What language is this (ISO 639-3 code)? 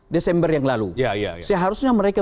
ind